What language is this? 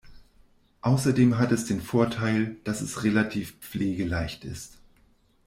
German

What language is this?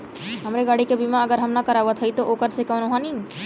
Bhojpuri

